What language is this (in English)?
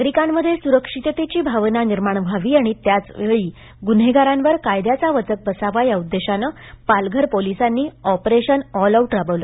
Marathi